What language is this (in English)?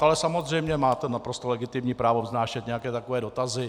Czech